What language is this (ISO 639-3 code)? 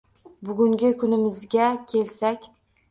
uzb